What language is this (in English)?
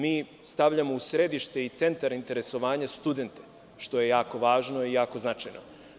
Serbian